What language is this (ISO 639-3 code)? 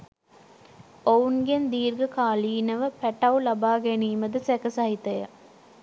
sin